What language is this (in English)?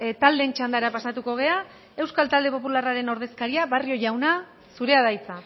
Basque